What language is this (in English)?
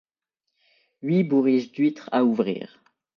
French